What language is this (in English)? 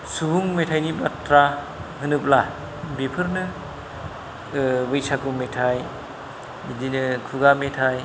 Bodo